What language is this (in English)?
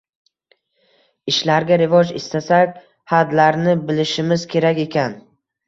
Uzbek